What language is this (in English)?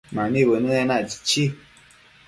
Matsés